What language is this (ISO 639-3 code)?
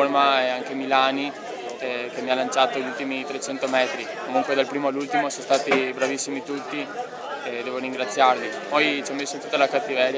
ita